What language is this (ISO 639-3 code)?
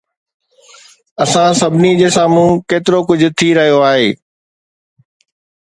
snd